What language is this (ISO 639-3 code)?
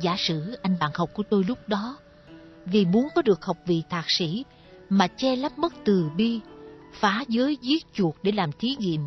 vie